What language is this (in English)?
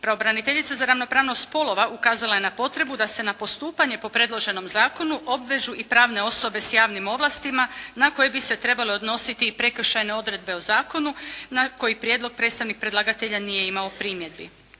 Croatian